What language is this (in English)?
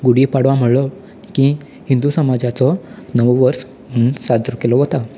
Konkani